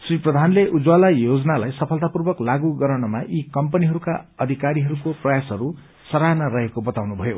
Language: Nepali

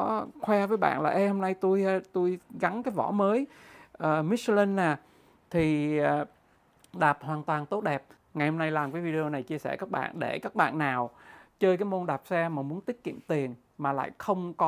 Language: Vietnamese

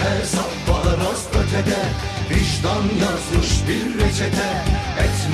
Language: Turkish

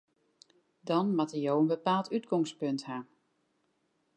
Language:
Western Frisian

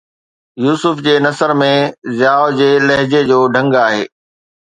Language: Sindhi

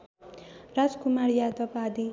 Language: Nepali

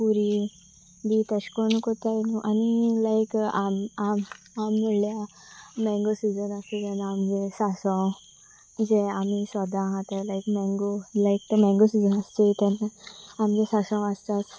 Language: Konkani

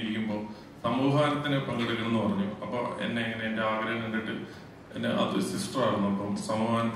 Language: Czech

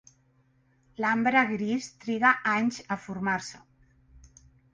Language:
Catalan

